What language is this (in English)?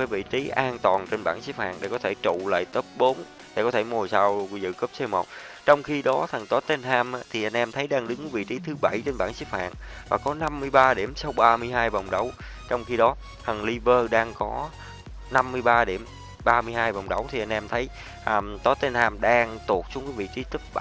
Vietnamese